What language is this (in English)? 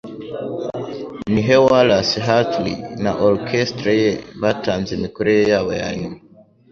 Kinyarwanda